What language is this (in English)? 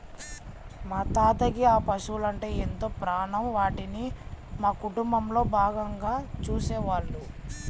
Telugu